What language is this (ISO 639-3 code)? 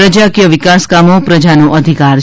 guj